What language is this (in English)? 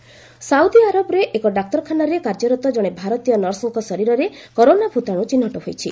Odia